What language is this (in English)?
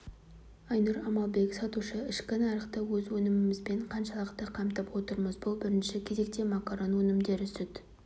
Kazakh